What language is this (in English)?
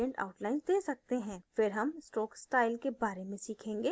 Hindi